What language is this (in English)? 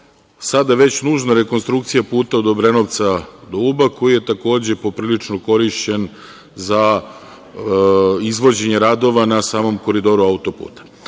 Serbian